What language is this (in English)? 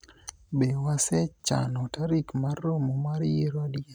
Luo (Kenya and Tanzania)